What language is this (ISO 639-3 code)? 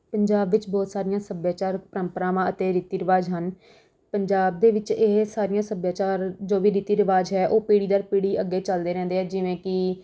pan